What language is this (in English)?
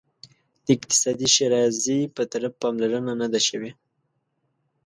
Pashto